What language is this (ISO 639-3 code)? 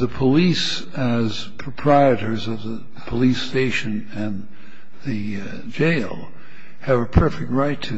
eng